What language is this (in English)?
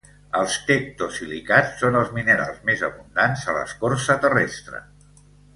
Catalan